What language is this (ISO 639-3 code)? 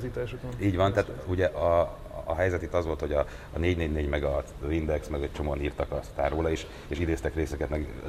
hun